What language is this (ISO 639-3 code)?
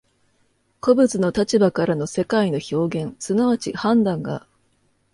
jpn